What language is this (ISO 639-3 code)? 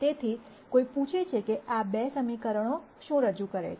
guj